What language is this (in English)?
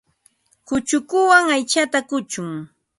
Ambo-Pasco Quechua